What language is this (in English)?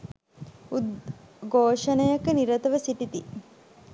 Sinhala